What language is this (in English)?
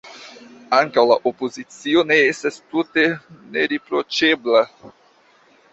Esperanto